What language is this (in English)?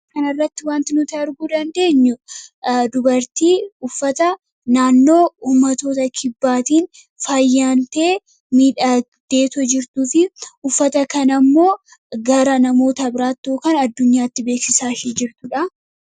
Oromo